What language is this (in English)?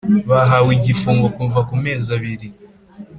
Kinyarwanda